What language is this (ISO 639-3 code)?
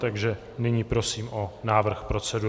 ces